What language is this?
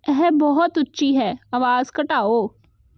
Punjabi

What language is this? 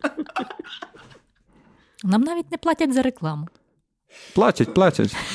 Ukrainian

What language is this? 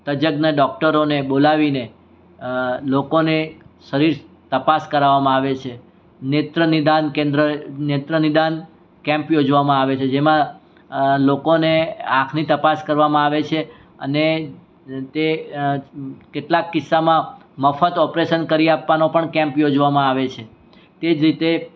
Gujarati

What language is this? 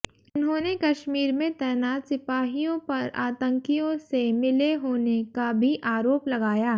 Hindi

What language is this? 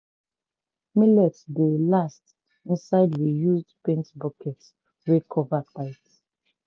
Nigerian Pidgin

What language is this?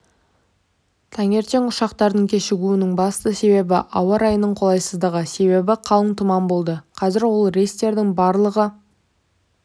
Kazakh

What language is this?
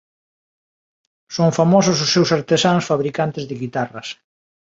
Galician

